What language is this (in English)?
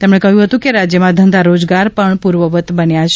Gujarati